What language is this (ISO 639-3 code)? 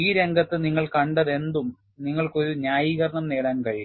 mal